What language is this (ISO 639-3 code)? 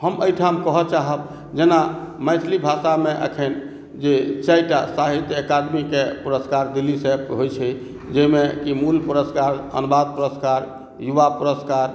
mai